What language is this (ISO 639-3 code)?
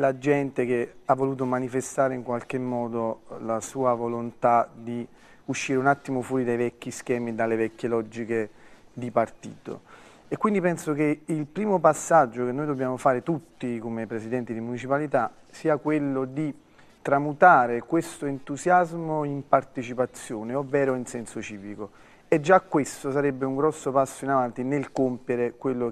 ita